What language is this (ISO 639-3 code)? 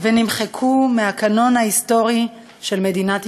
heb